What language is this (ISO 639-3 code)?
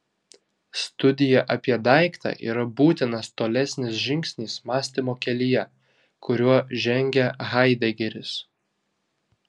lit